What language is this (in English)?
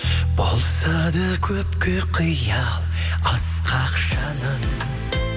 Kazakh